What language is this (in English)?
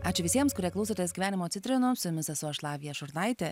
Lithuanian